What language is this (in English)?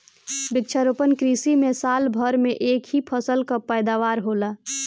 Bhojpuri